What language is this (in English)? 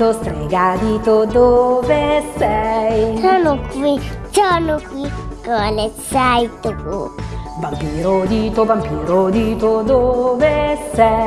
Italian